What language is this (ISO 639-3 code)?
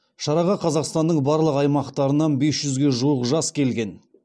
kaz